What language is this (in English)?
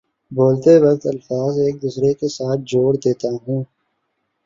Urdu